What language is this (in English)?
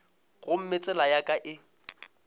Northern Sotho